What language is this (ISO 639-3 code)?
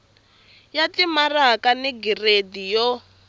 tso